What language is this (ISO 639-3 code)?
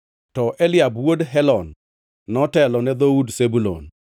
luo